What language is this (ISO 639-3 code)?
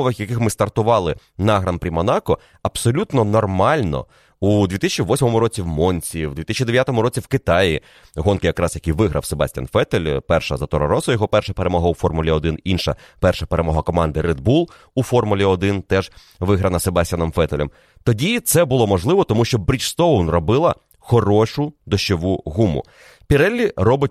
ukr